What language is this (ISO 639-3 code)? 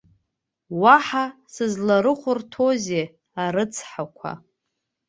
abk